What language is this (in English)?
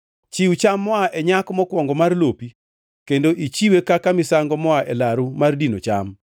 Luo (Kenya and Tanzania)